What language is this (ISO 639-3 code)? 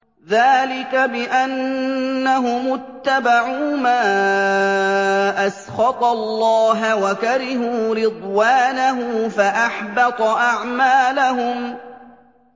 ara